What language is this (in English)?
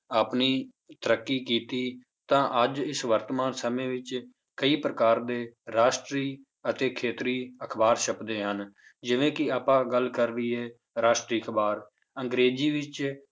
Punjabi